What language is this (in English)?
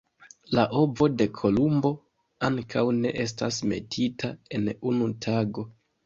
Esperanto